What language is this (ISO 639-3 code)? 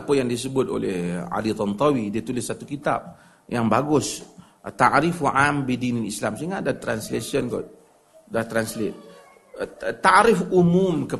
msa